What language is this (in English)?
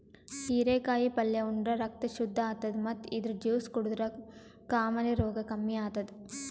Kannada